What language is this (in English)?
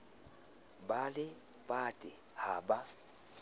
Southern Sotho